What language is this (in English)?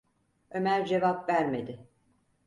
Turkish